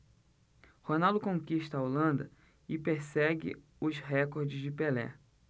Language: Portuguese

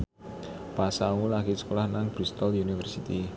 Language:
Javanese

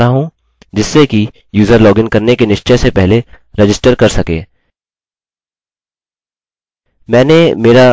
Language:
Hindi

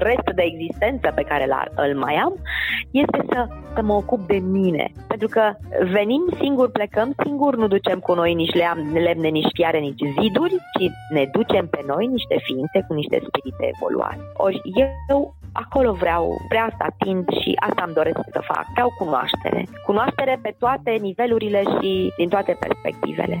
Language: Romanian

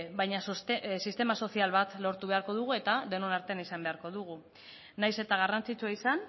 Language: Basque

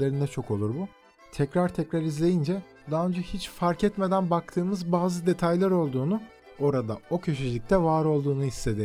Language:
Turkish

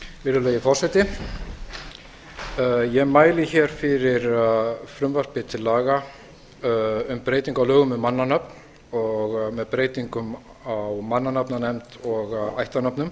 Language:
Icelandic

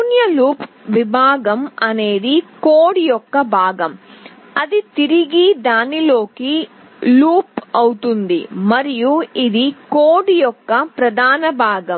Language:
Telugu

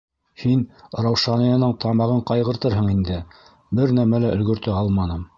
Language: Bashkir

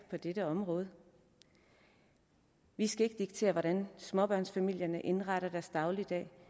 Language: Danish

